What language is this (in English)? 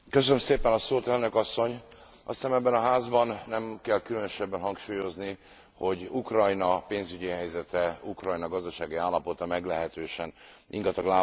Hungarian